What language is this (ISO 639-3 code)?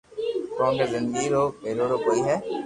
lrk